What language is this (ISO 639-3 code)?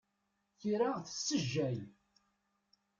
kab